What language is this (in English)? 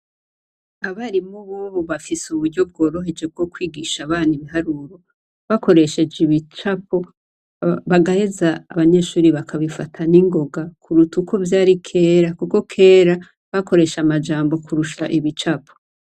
Rundi